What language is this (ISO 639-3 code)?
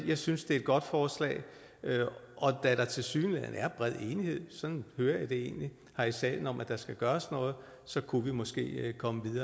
dan